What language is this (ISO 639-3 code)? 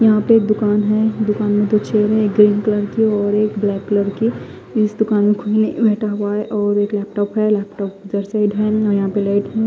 hin